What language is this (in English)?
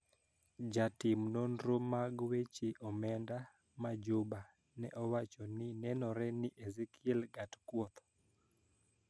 Luo (Kenya and Tanzania)